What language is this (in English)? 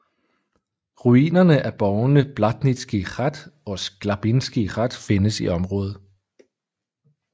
Danish